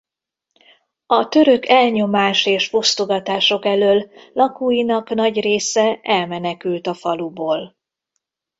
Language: Hungarian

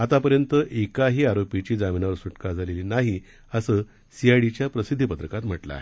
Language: Marathi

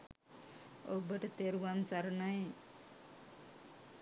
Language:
Sinhala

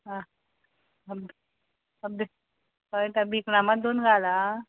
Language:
Konkani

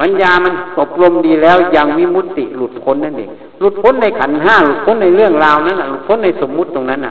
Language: Thai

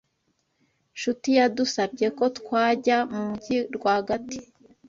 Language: Kinyarwanda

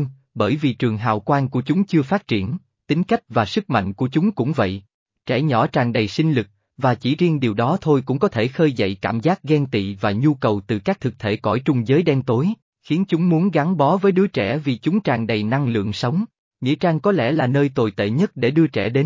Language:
Vietnamese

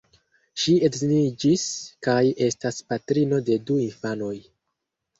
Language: Esperanto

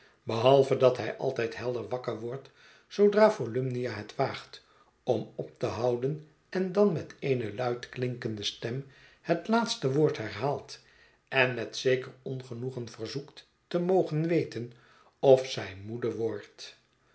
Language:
Dutch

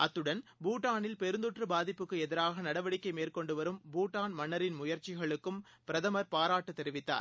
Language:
Tamil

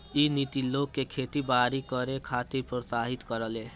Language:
Bhojpuri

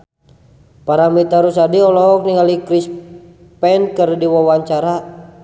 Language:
Sundanese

